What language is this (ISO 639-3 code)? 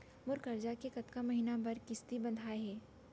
hne